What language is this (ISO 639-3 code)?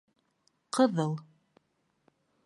bak